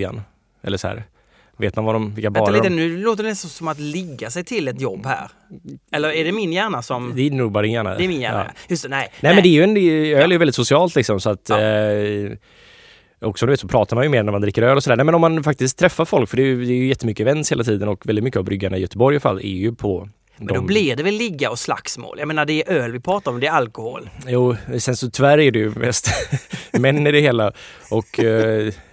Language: Swedish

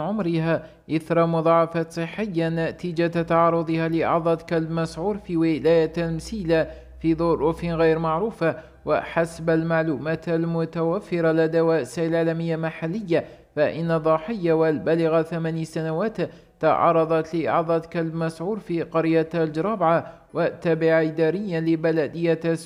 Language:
Arabic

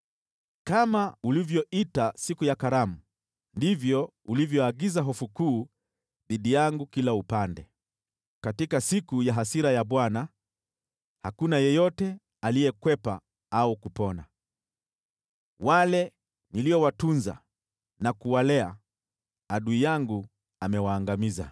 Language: Swahili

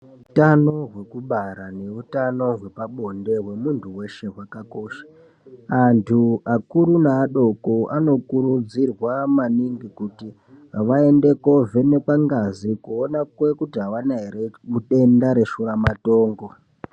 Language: Ndau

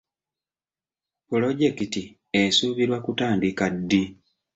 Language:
Ganda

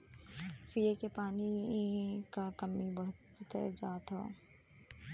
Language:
Bhojpuri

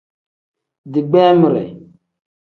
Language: Tem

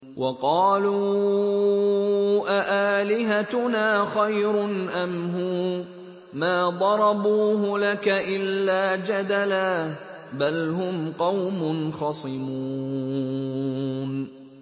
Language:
Arabic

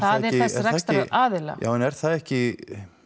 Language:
Icelandic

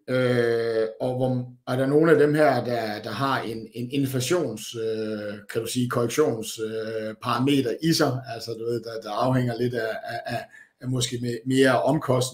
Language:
Danish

